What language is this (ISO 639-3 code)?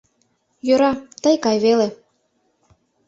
chm